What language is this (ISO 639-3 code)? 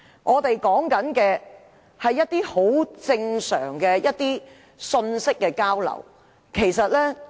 yue